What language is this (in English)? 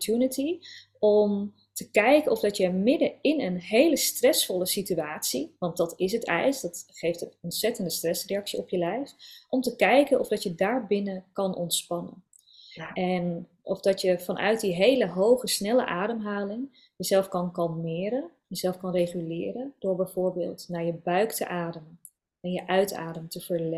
Dutch